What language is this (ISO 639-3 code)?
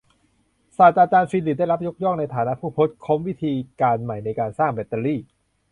tha